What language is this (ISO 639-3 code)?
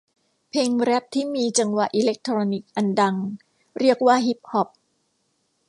tha